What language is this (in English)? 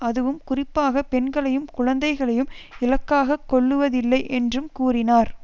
Tamil